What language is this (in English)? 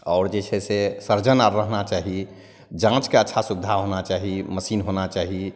Maithili